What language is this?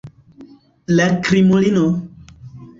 Esperanto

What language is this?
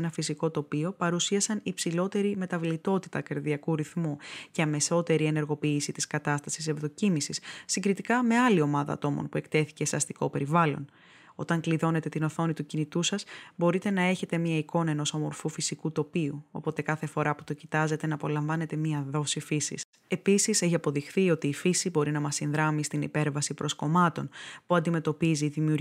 Greek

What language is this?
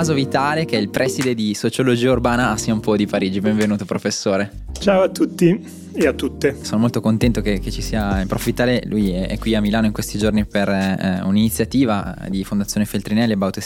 Italian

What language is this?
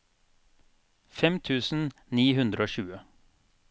Norwegian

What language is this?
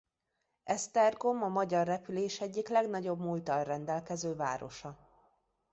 Hungarian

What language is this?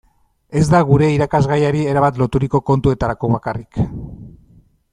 Basque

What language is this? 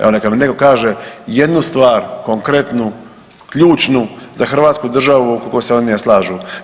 Croatian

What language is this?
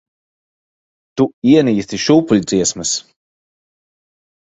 Latvian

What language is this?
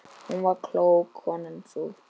Icelandic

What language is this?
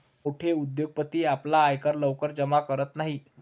Marathi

